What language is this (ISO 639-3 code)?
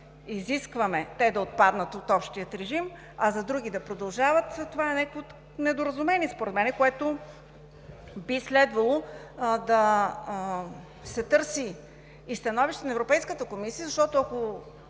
bul